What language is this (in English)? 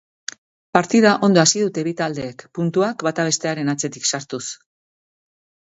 Basque